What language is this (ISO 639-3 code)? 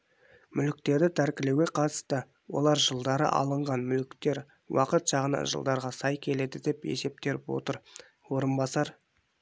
kaz